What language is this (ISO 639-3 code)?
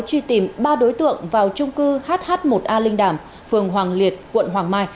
vie